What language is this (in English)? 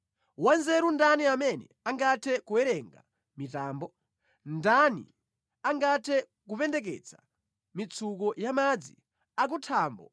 Nyanja